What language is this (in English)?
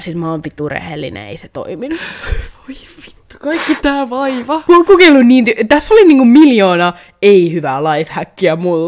Finnish